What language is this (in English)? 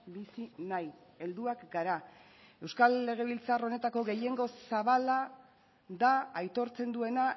Basque